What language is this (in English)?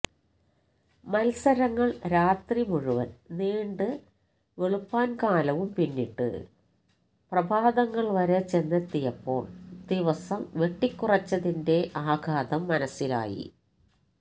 Malayalam